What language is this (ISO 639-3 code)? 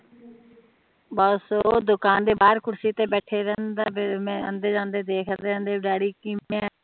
pan